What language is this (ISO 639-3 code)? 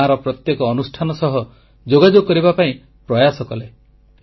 ori